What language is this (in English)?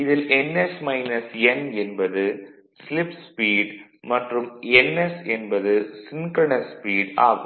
Tamil